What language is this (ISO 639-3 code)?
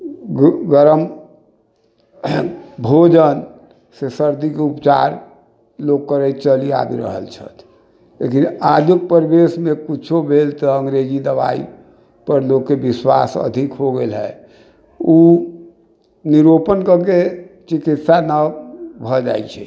mai